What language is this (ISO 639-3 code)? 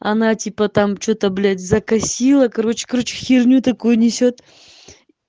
rus